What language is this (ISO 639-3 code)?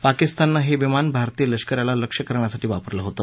mar